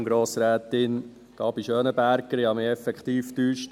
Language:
Swiss German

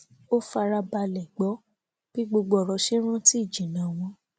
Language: Yoruba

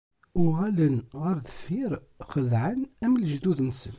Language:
Kabyle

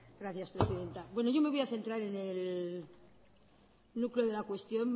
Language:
Spanish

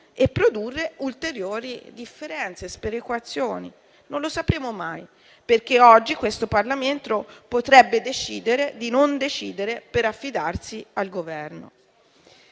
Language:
Italian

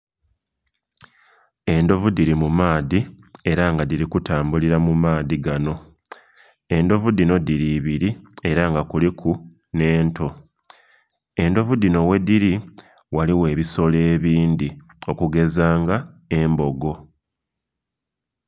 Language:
Soga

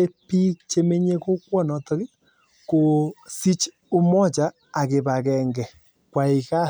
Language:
Kalenjin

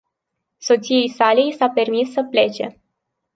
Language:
Romanian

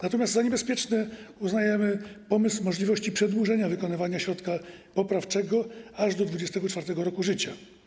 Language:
Polish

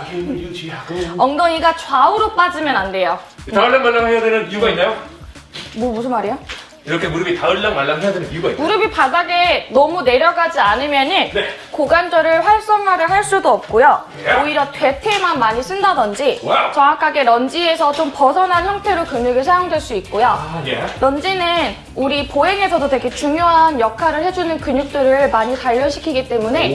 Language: Korean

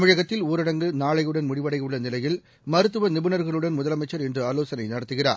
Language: Tamil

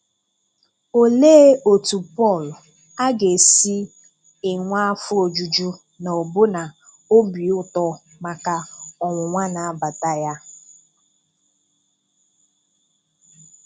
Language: Igbo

